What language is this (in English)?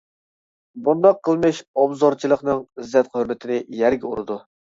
Uyghur